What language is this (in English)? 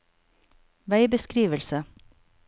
Norwegian